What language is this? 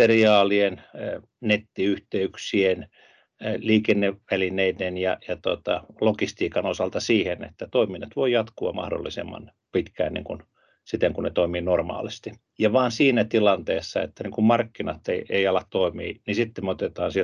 Finnish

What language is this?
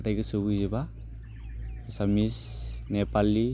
Bodo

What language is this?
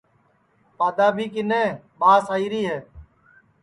Sansi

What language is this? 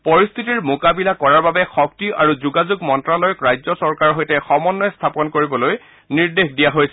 Assamese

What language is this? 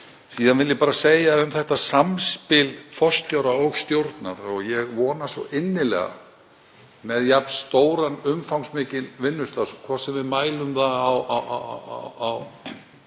Icelandic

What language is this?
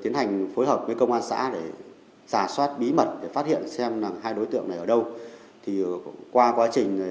Vietnamese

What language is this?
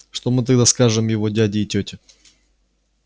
Russian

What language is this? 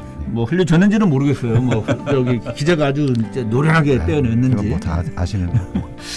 Korean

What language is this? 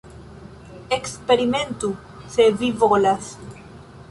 Esperanto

